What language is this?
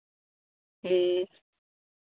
Santali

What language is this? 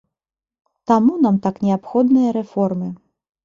Belarusian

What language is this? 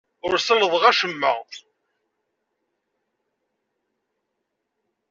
Kabyle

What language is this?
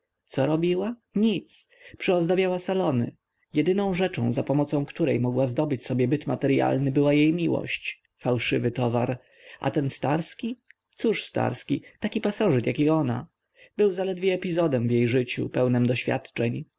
Polish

